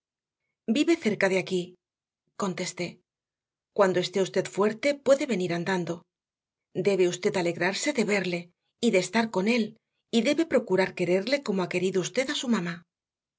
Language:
Spanish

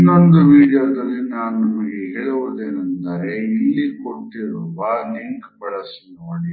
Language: Kannada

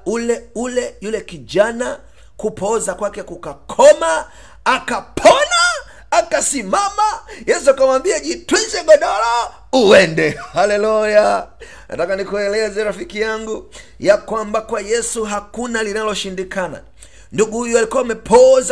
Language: Swahili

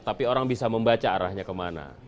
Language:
Indonesian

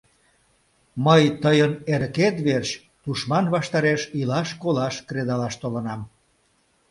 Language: Mari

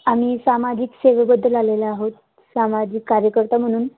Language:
Marathi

